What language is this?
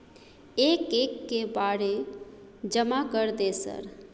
Maithili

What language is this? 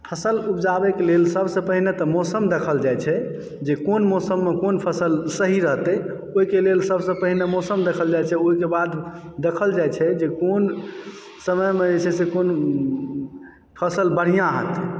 Maithili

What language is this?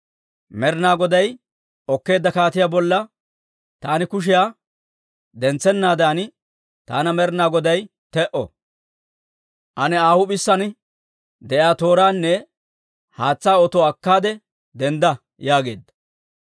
Dawro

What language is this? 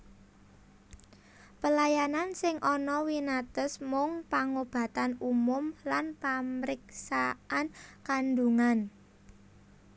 Javanese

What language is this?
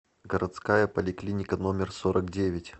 Russian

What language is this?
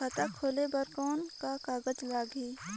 Chhattisgarhi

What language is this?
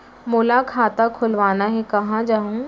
Chhattisgarhi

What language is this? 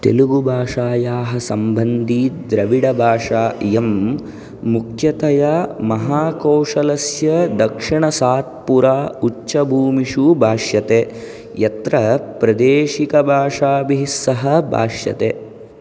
Sanskrit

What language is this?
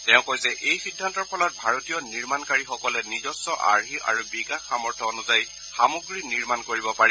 Assamese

